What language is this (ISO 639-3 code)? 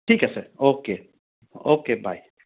asm